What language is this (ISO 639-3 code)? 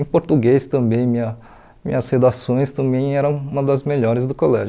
por